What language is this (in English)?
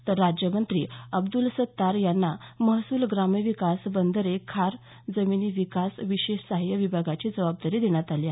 Marathi